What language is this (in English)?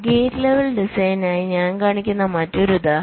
Malayalam